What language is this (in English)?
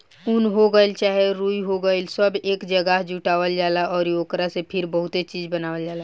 Bhojpuri